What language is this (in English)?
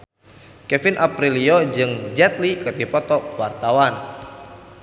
Sundanese